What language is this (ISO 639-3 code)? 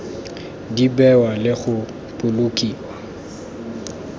tsn